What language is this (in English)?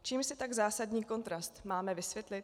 Czech